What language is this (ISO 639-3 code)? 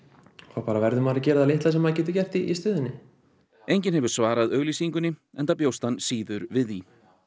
isl